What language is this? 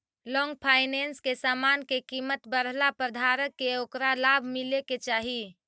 Magahi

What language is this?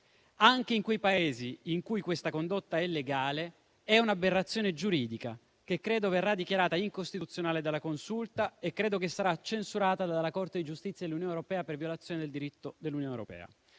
Italian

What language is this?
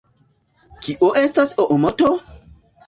Esperanto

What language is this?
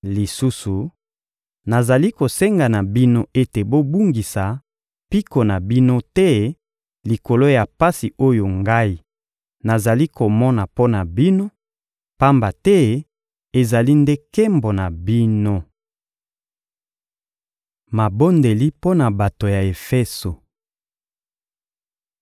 Lingala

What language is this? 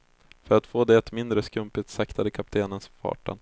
Swedish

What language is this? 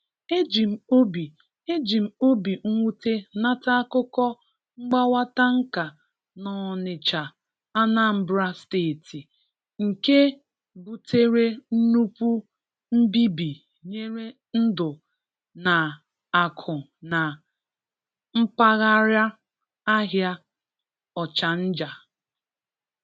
Igbo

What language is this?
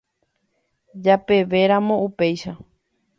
Guarani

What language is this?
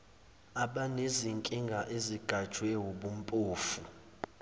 Zulu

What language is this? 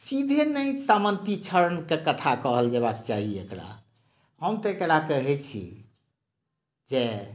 Maithili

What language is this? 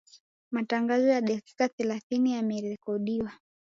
Swahili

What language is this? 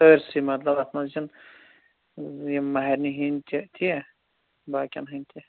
Kashmiri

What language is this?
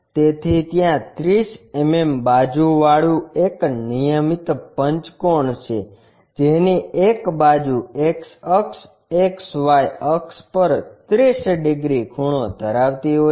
Gujarati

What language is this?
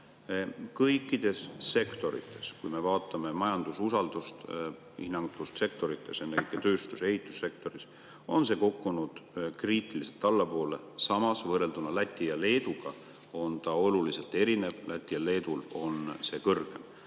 Estonian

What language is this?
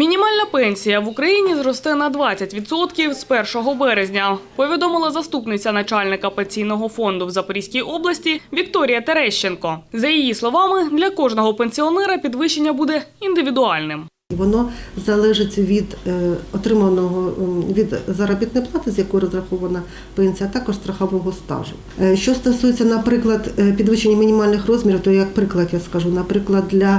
Ukrainian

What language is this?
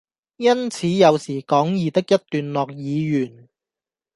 Cantonese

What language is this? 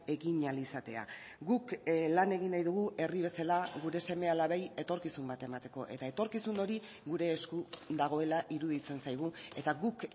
Basque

